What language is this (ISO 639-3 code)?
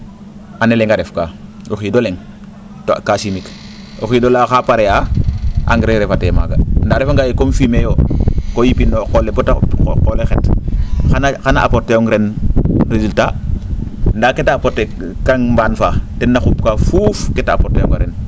srr